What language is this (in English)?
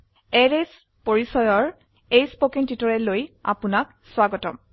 Assamese